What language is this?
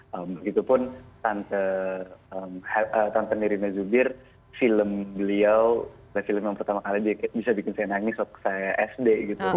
Indonesian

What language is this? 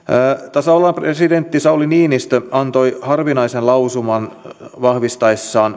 Finnish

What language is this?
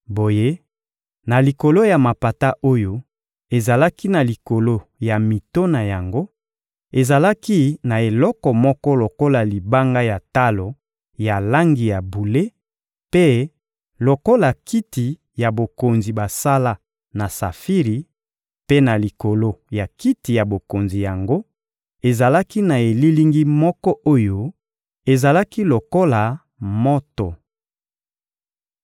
Lingala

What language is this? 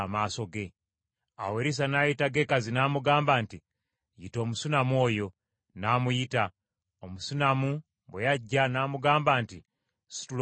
Ganda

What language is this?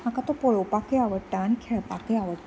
Konkani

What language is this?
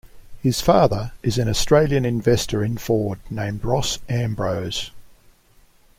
English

